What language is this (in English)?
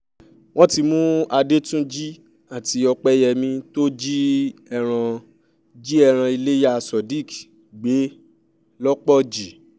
Yoruba